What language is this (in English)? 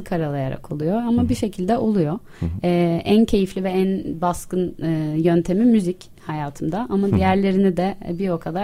Turkish